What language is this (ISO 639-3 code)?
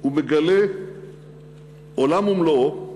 heb